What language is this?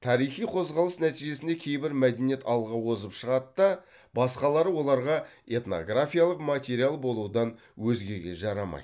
Kazakh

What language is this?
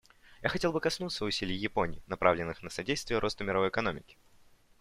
Russian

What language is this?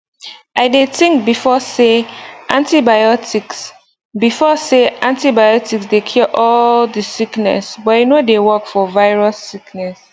Nigerian Pidgin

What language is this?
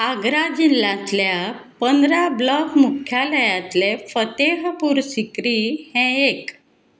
Konkani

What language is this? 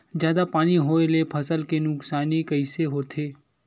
Chhattisgarhi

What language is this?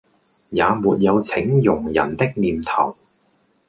Cantonese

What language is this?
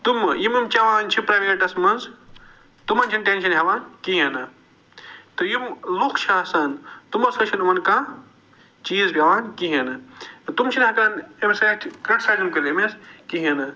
Kashmiri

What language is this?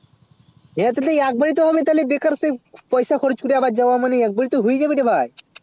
Bangla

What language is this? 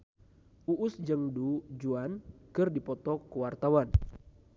Sundanese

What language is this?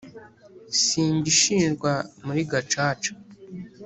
Kinyarwanda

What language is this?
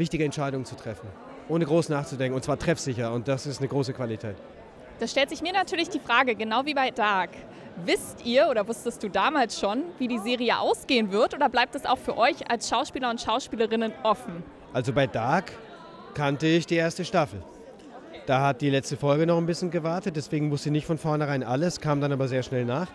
German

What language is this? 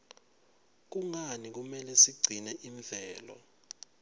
Swati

